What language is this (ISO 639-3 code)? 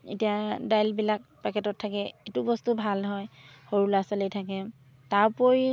asm